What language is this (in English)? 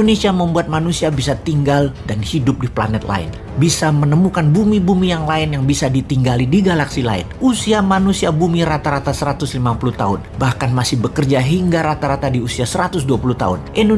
Indonesian